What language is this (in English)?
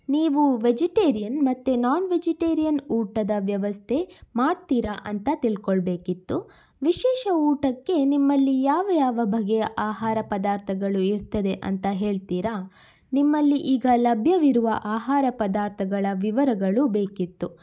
Kannada